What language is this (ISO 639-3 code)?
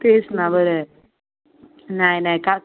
mar